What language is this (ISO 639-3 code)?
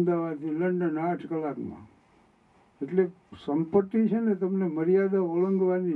guj